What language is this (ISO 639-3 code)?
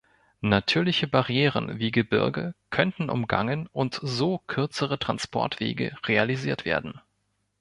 deu